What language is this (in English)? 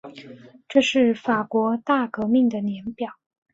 Chinese